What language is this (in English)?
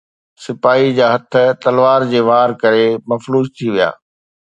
Sindhi